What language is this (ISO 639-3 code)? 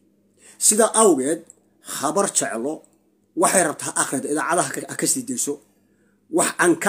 ara